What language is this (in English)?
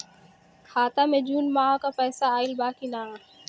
Bhojpuri